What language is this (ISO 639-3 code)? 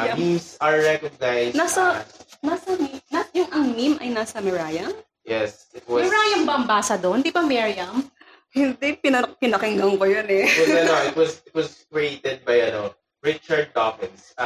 fil